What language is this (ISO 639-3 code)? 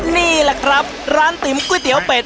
tha